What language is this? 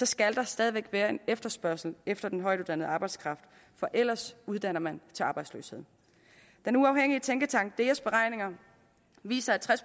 Danish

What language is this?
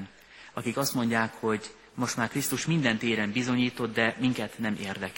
Hungarian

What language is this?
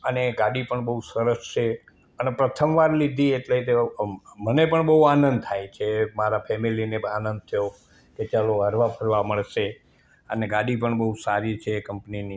Gujarati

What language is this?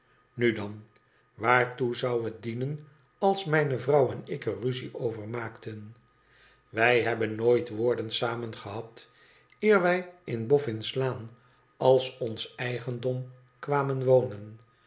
Dutch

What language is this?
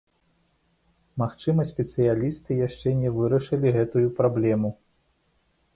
Belarusian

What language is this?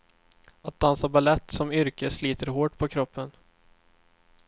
Swedish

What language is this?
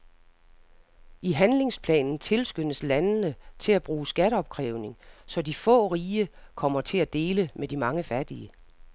Danish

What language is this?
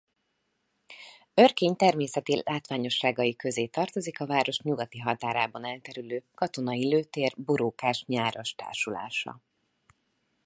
Hungarian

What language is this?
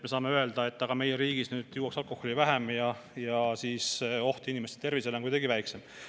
Estonian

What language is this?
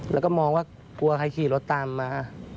Thai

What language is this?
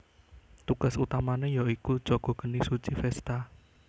Javanese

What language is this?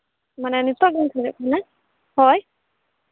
Santali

